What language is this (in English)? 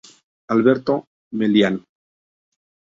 Spanish